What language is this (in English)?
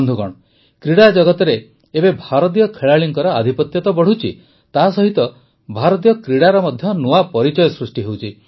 Odia